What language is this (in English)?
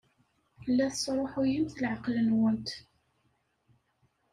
Kabyle